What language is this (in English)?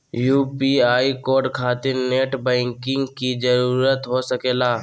Magahi